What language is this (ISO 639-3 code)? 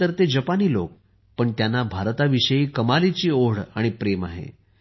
mar